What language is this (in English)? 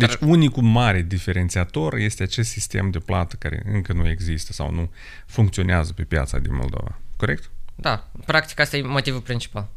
Romanian